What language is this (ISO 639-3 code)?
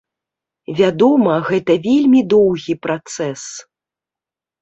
bel